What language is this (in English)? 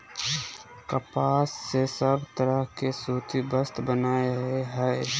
Magahi